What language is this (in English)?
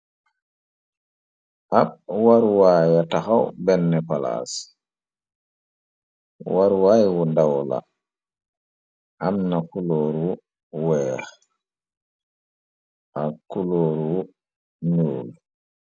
Wolof